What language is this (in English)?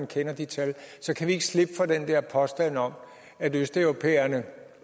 Danish